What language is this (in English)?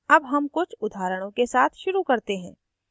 Hindi